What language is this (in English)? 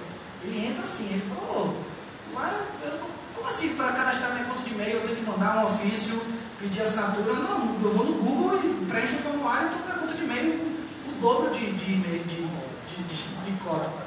Portuguese